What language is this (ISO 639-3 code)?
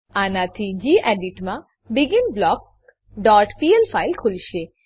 guj